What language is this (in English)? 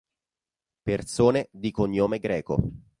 Italian